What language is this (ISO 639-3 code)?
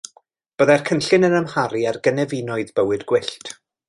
cym